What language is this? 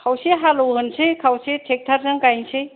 Bodo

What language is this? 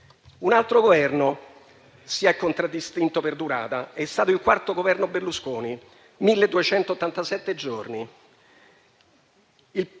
Italian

